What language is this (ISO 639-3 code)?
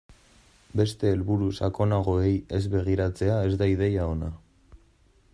eus